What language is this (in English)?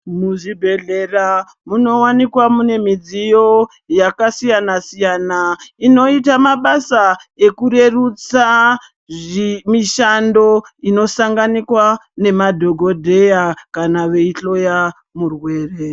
Ndau